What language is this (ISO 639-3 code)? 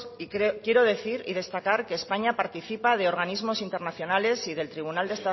spa